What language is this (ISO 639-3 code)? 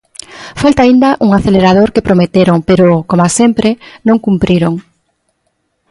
glg